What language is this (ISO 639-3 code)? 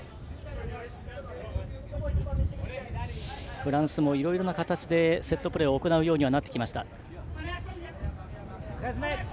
jpn